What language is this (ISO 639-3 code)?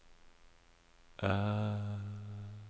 nor